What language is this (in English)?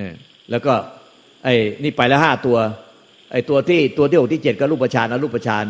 Thai